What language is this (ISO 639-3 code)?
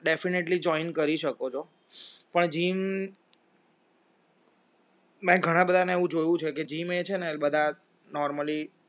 guj